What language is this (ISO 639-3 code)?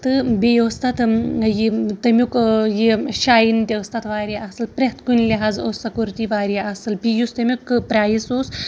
kas